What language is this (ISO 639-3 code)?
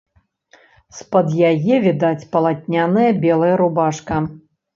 bel